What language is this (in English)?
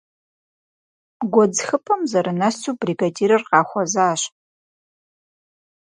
Kabardian